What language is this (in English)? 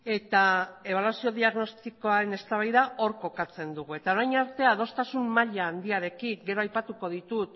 Basque